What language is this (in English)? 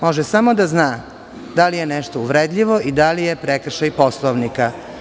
Serbian